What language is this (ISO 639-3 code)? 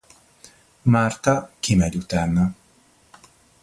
hun